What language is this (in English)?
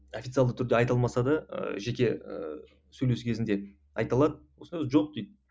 Kazakh